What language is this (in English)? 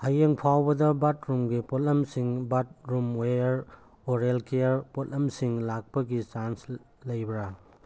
Manipuri